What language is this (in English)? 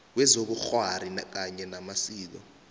South Ndebele